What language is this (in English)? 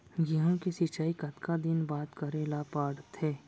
Chhattisgarhi